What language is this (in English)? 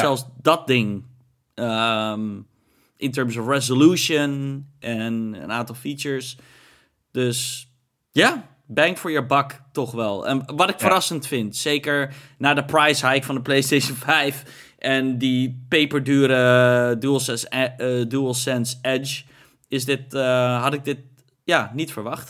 Dutch